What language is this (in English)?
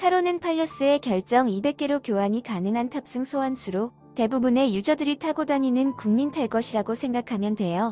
Korean